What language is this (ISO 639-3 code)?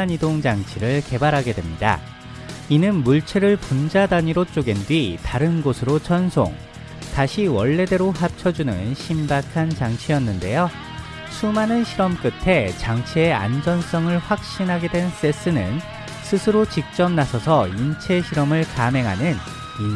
kor